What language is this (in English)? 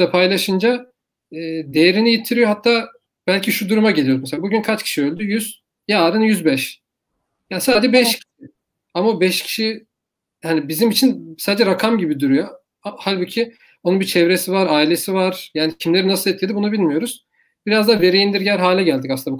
Turkish